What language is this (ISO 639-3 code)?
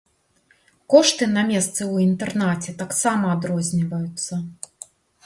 bel